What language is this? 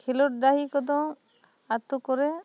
Santali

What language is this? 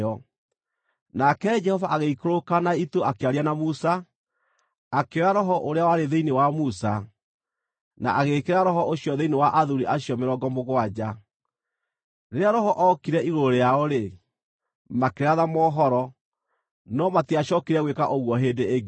Kikuyu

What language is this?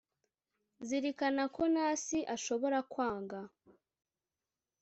Kinyarwanda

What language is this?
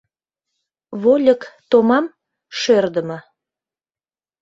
Mari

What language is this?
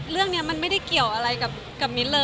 Thai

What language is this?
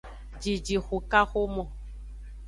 Aja (Benin)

